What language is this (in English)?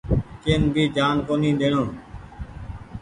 Goaria